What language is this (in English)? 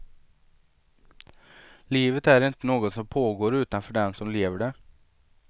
Swedish